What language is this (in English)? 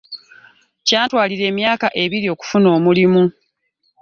Ganda